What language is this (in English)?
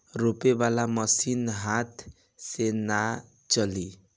Bhojpuri